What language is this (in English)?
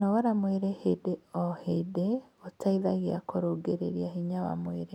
Kikuyu